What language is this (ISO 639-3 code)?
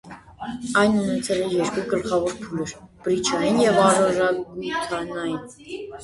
hye